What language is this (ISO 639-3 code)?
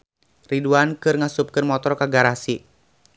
sun